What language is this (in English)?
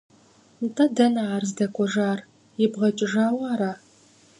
Kabardian